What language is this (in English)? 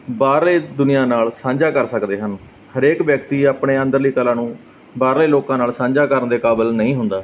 Punjabi